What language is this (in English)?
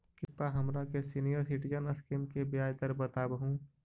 Magahi